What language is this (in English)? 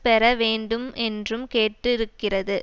Tamil